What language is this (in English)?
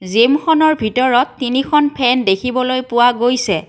Assamese